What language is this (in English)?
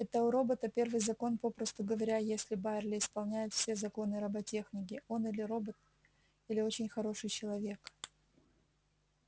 Russian